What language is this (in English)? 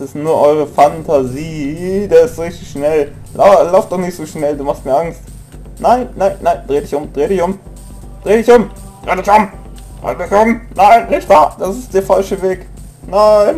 German